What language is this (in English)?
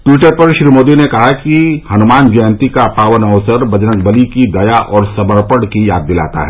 Hindi